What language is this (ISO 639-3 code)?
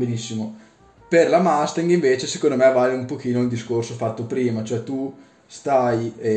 ita